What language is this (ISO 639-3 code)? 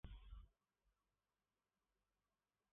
fas